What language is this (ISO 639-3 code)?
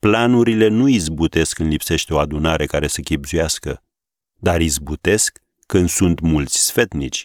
ron